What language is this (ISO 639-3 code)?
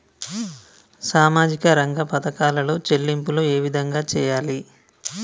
tel